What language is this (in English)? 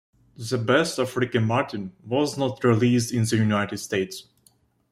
English